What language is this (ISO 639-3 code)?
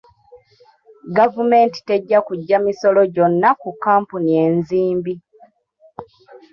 lug